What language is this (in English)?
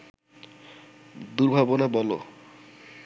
Bangla